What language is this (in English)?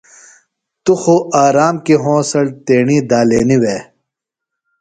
Phalura